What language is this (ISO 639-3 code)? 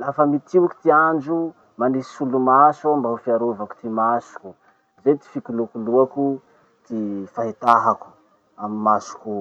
msh